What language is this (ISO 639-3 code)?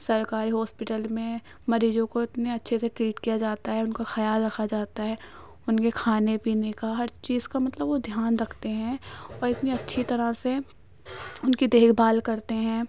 urd